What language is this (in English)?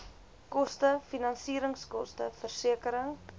Afrikaans